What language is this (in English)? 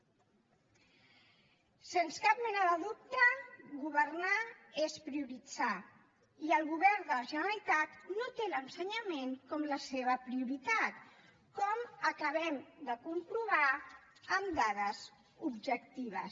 Catalan